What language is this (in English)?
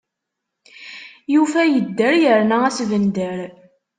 Kabyle